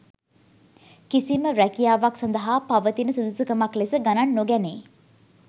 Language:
Sinhala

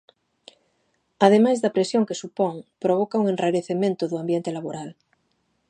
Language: Galician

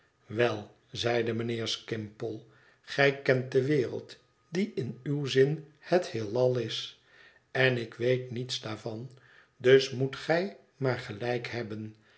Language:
Dutch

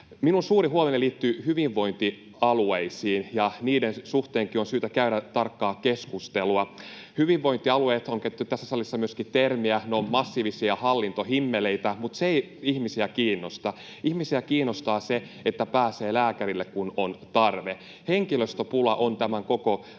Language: Finnish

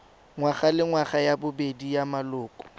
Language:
Tswana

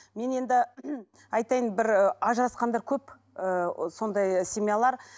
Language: Kazakh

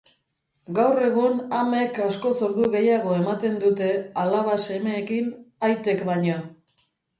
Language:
Basque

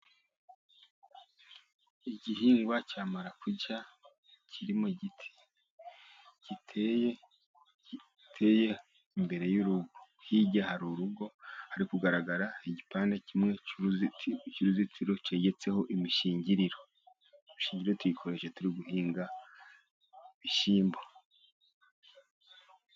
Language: Kinyarwanda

